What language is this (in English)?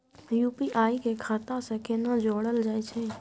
Maithili